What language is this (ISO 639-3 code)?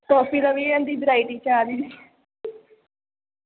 doi